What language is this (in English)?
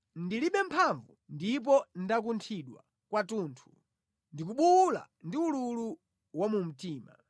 Nyanja